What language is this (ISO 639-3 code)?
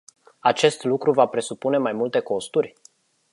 ron